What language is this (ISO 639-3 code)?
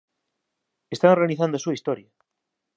glg